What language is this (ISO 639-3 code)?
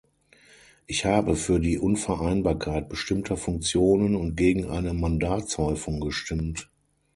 deu